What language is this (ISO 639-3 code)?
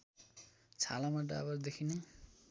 nep